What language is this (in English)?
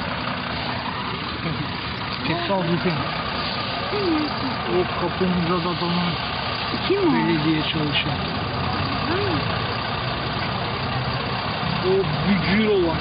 Turkish